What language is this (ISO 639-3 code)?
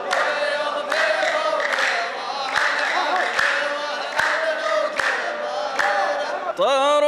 ara